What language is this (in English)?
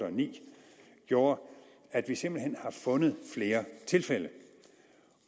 Danish